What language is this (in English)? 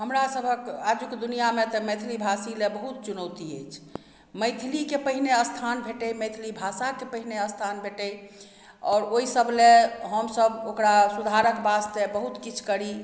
Maithili